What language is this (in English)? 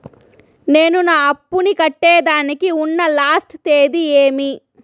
Telugu